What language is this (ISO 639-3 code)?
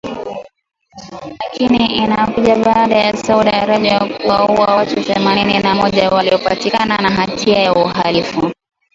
swa